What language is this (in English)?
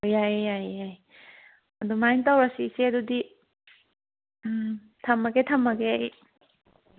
Manipuri